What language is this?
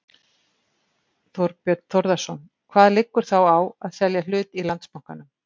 Icelandic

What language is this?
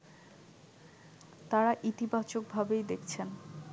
Bangla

